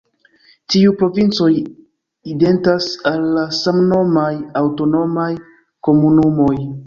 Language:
Esperanto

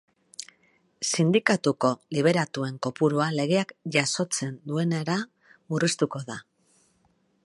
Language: Basque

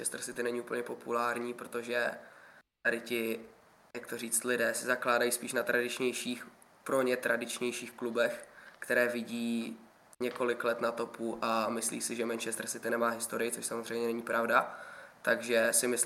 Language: Czech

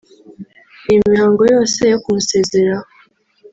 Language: Kinyarwanda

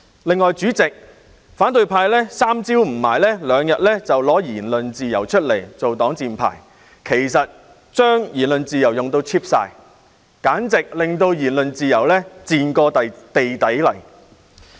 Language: Cantonese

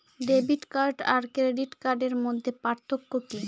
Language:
Bangla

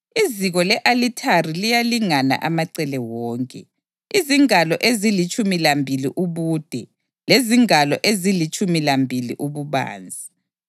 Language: North Ndebele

